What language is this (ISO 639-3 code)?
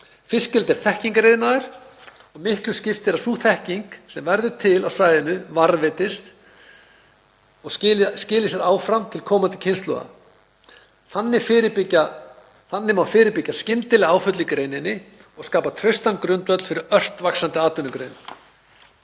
isl